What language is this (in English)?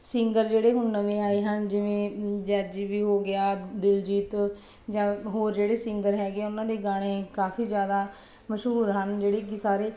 Punjabi